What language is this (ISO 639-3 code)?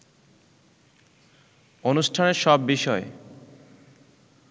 ben